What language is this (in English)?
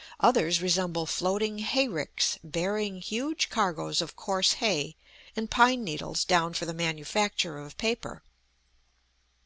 English